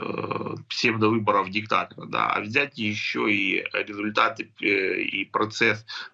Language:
Russian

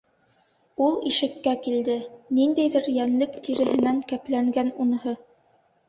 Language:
Bashkir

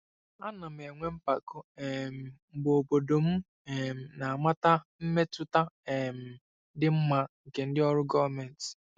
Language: Igbo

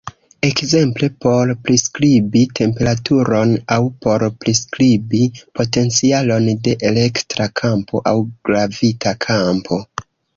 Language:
Esperanto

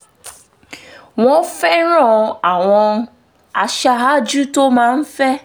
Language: Yoruba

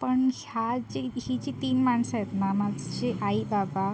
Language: Marathi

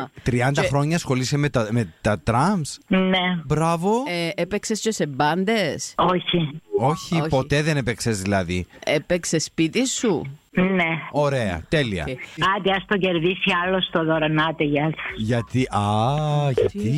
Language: Greek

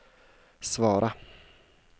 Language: Swedish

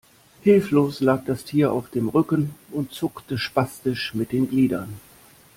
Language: German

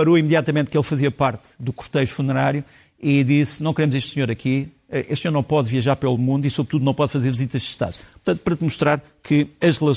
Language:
Portuguese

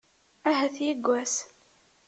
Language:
Kabyle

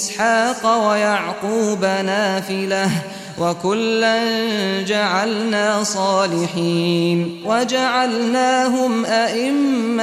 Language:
Arabic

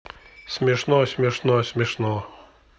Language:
Russian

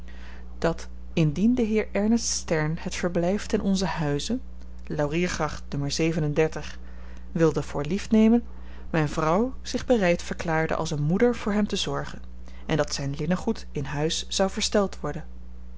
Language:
Dutch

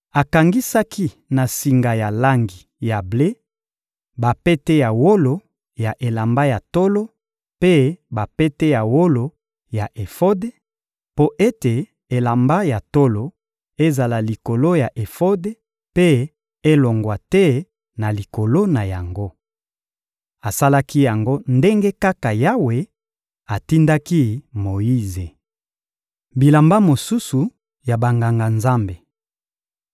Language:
Lingala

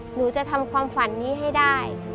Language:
Thai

